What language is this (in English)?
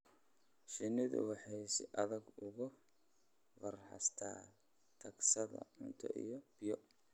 Somali